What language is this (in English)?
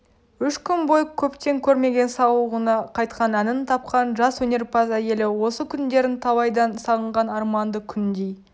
Kazakh